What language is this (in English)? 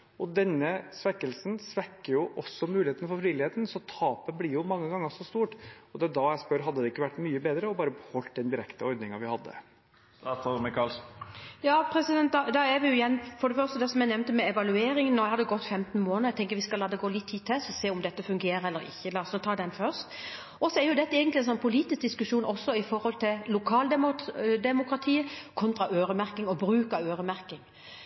Norwegian Bokmål